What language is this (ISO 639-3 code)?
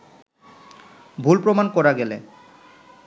ben